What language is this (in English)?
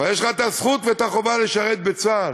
Hebrew